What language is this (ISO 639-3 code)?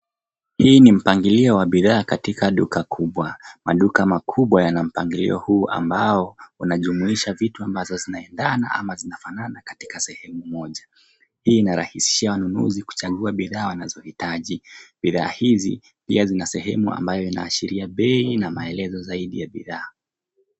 swa